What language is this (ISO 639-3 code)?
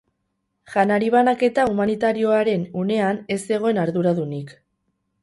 eus